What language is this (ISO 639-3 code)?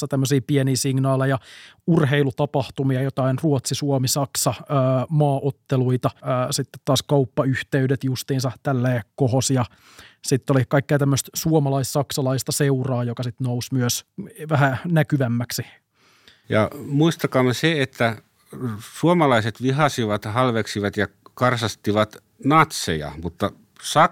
fin